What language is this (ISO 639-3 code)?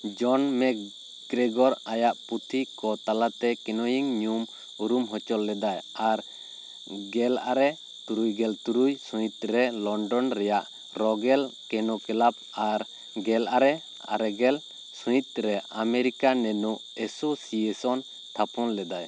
sat